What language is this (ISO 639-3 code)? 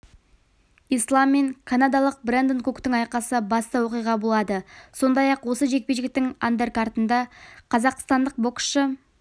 kaz